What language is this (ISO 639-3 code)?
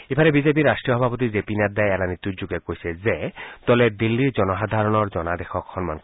asm